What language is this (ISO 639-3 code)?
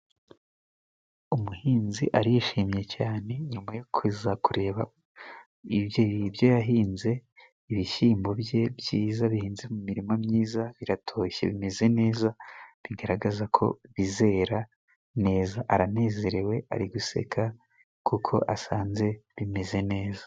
kin